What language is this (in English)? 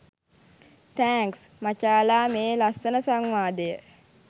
Sinhala